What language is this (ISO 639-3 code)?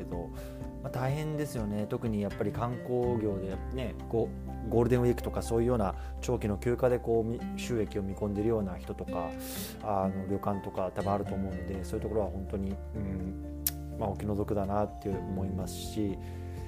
jpn